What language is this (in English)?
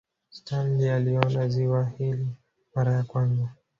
Swahili